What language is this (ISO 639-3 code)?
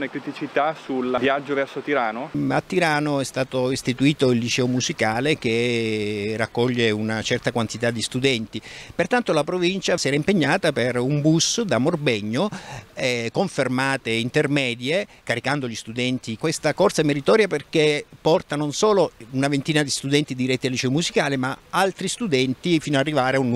ita